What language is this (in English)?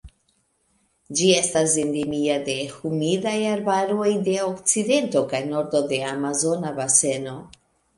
Esperanto